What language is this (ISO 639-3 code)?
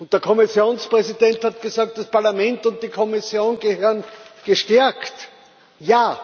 deu